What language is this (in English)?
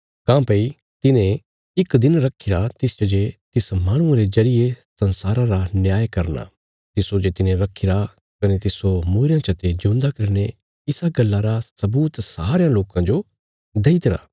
Bilaspuri